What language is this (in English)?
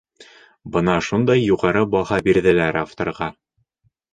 Bashkir